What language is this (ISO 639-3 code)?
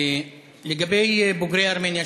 heb